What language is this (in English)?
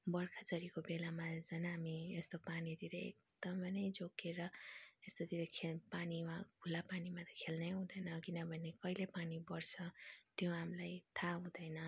Nepali